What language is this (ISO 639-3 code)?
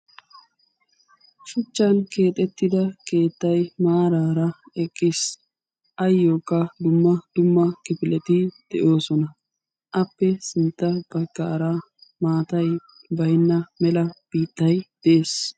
wal